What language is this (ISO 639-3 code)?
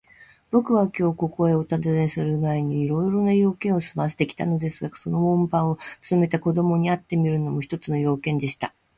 jpn